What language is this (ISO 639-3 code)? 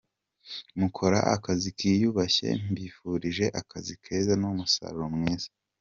kin